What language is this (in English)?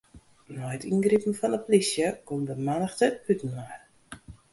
Western Frisian